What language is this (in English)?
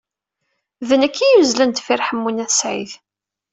Kabyle